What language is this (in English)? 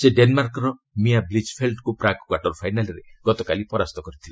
Odia